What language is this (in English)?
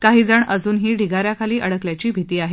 Marathi